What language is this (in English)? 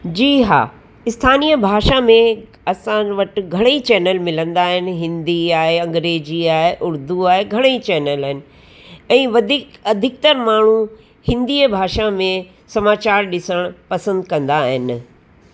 Sindhi